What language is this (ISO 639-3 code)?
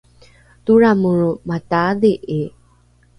dru